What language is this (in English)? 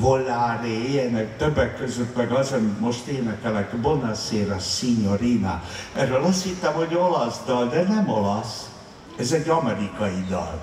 Hungarian